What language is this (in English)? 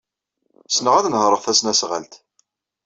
Kabyle